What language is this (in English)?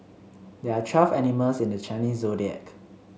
English